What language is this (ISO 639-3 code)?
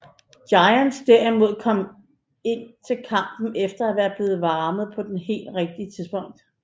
dan